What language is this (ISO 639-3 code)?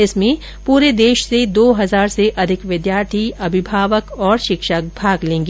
hin